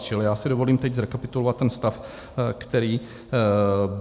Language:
Czech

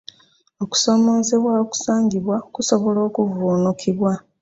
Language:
Ganda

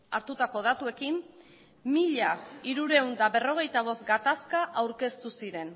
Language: Basque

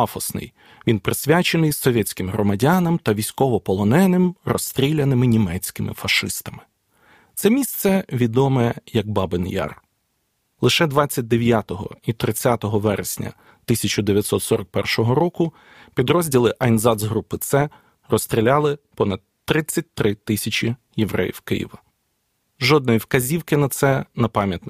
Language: Ukrainian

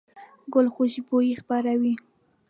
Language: Pashto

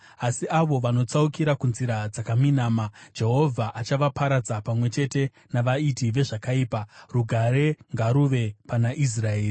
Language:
Shona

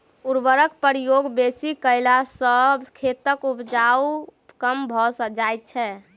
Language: Maithili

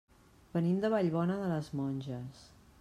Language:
Catalan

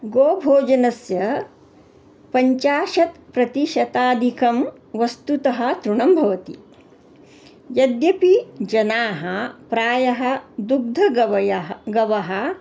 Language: Sanskrit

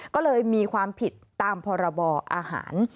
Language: Thai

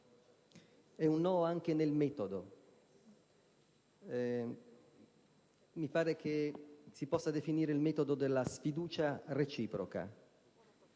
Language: Italian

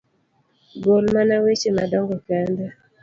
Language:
Luo (Kenya and Tanzania)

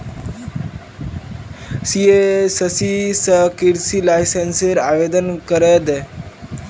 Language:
Magahi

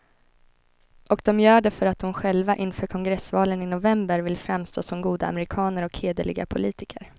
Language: Swedish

